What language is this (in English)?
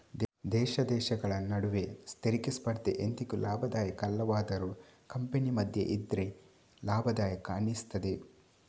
Kannada